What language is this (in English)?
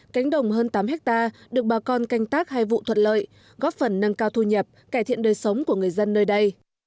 Vietnamese